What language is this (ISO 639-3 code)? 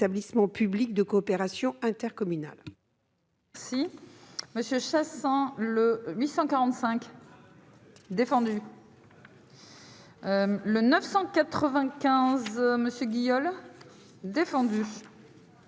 fra